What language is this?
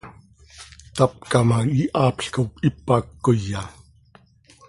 Seri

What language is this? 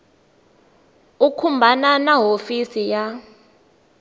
Tsonga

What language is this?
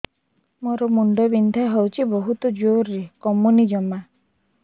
Odia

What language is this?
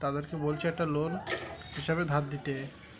Bangla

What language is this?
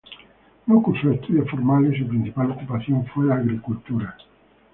Spanish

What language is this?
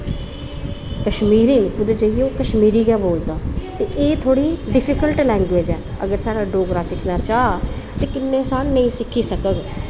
Dogri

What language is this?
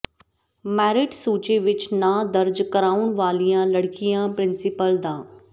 Punjabi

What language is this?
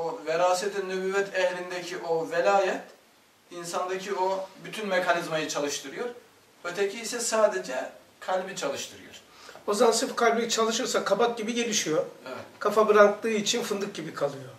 Turkish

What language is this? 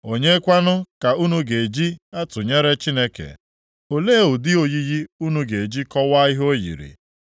Igbo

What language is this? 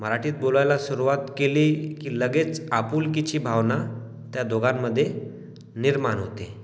Marathi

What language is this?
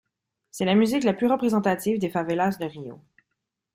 French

